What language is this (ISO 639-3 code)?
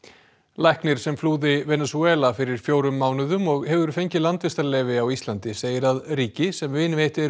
isl